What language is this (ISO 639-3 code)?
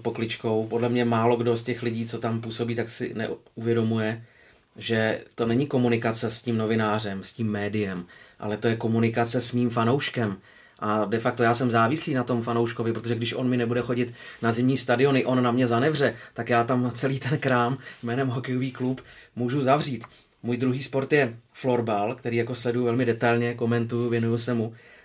ces